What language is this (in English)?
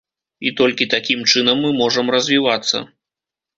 Belarusian